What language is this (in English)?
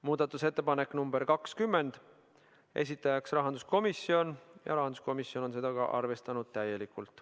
Estonian